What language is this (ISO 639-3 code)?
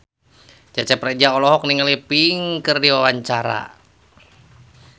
sun